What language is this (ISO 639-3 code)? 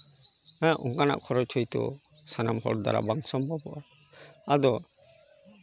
sat